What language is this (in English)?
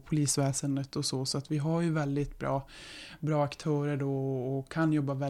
Swedish